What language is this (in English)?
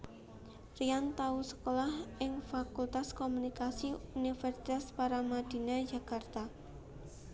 Javanese